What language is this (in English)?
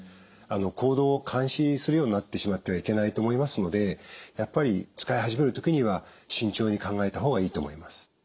Japanese